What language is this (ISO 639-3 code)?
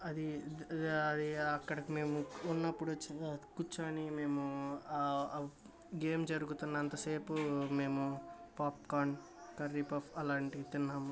tel